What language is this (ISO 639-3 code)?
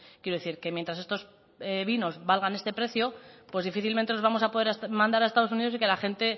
spa